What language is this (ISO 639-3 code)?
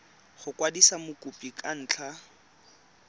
tsn